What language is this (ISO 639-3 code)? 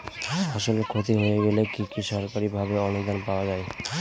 ben